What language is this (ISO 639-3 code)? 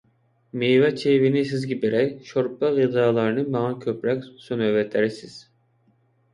uig